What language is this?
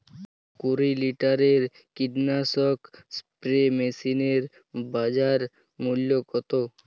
Bangla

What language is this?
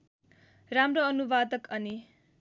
Nepali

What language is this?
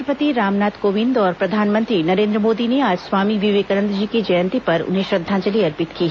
Hindi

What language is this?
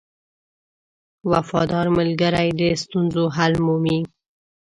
Pashto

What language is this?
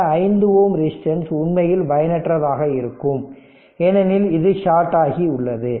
Tamil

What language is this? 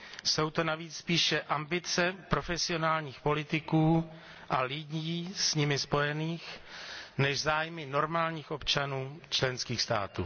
Czech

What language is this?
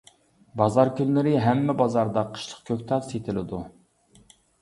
Uyghur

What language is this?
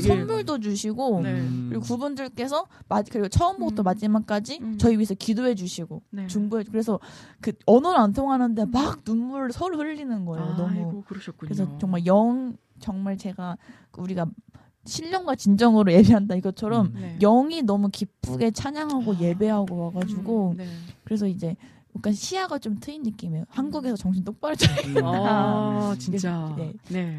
Korean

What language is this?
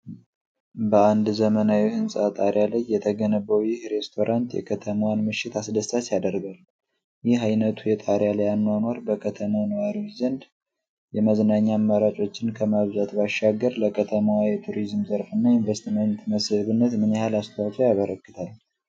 Amharic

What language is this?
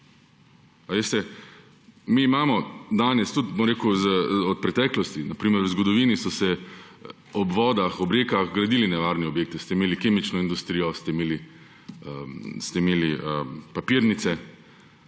Slovenian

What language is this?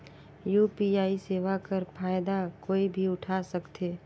Chhattisgarhi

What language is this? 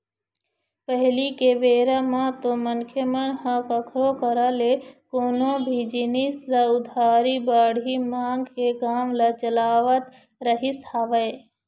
Chhattisgarhi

